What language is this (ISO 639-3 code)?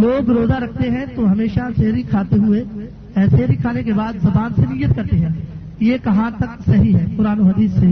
urd